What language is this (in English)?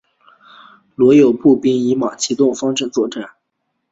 Chinese